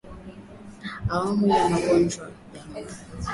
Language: Swahili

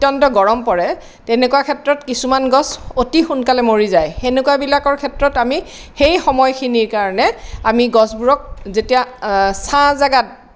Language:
Assamese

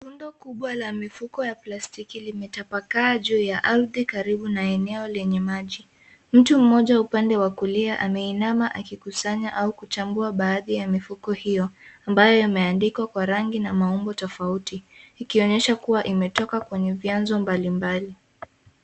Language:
Swahili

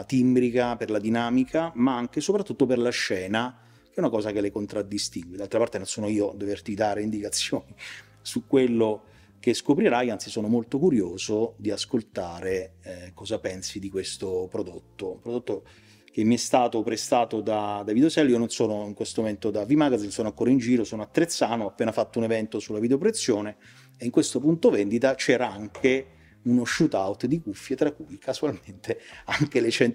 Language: Italian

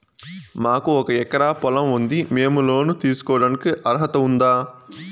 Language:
Telugu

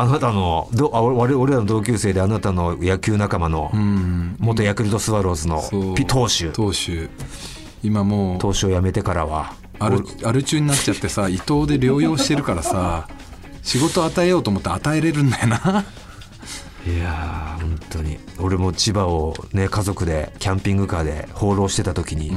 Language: Japanese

